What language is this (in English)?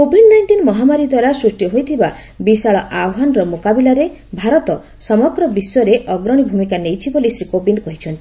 Odia